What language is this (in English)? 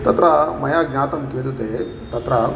Sanskrit